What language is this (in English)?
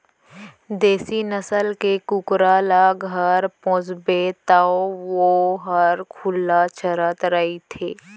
Chhattisgarhi